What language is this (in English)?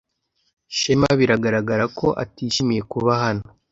Kinyarwanda